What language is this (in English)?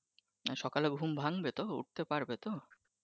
Bangla